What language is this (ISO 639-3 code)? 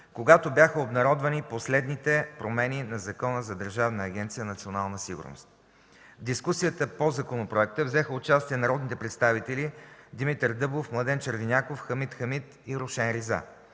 bul